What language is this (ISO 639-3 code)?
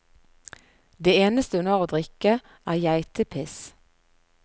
nor